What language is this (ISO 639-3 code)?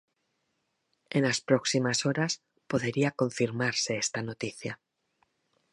glg